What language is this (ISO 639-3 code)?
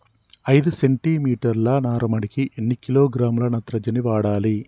tel